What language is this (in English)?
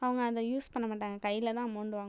Tamil